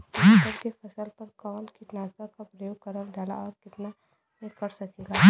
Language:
Bhojpuri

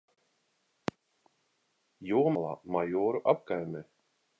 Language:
Latvian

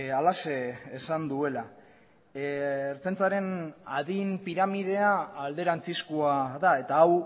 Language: Basque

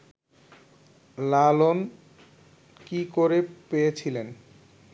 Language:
Bangla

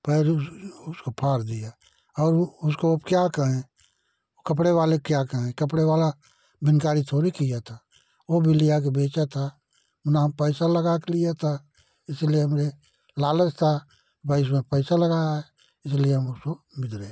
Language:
Hindi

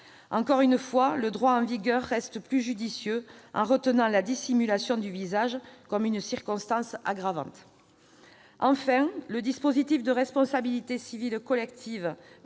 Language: French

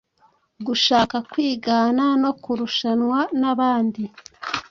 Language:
Kinyarwanda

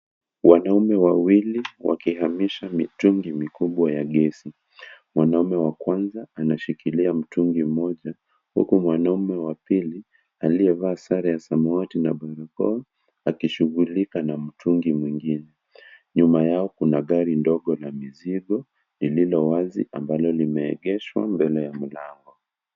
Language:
Swahili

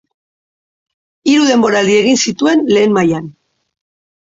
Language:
Basque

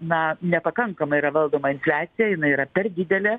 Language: Lithuanian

